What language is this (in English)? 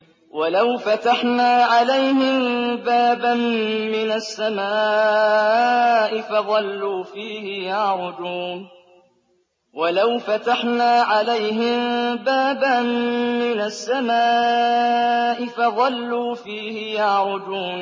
Arabic